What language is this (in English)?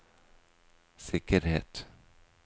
Norwegian